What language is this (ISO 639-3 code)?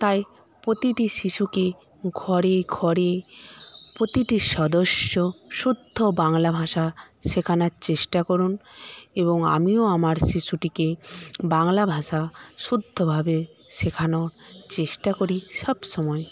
ben